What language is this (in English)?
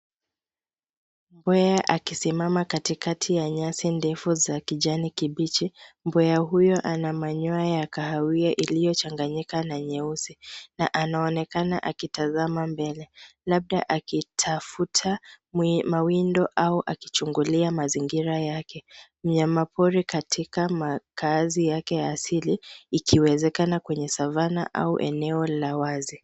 Swahili